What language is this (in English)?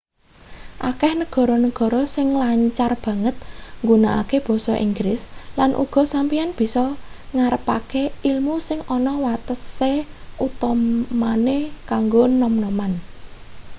Javanese